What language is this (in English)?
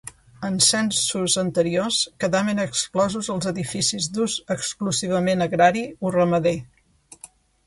Catalan